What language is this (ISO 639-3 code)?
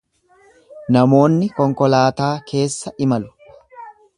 orm